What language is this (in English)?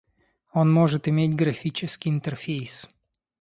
Russian